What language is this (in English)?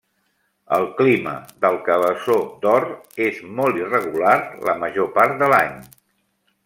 Catalan